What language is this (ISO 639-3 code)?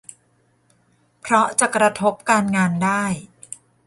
tha